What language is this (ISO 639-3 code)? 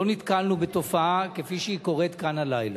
heb